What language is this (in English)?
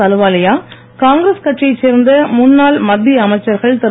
Tamil